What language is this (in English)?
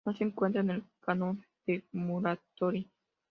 Spanish